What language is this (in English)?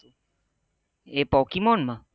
Gujarati